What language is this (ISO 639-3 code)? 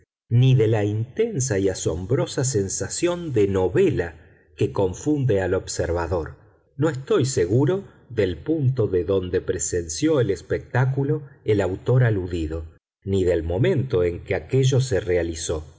spa